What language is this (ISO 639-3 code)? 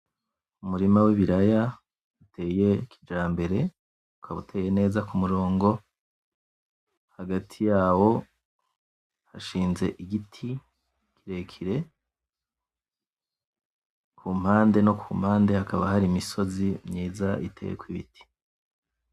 run